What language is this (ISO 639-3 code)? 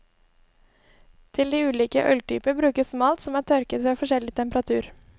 nor